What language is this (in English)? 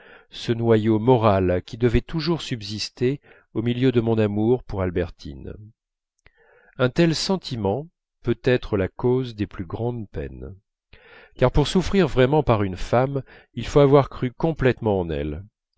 French